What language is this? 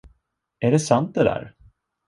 Swedish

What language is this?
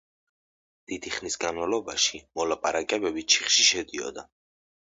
Georgian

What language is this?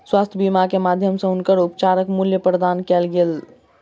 Maithili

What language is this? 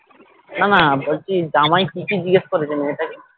Bangla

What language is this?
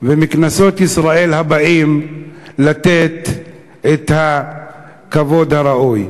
Hebrew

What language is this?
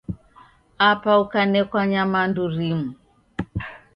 Taita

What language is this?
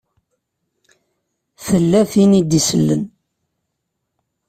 Kabyle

